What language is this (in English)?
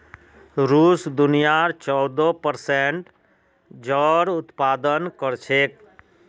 Magahi